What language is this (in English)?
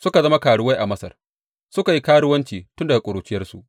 Hausa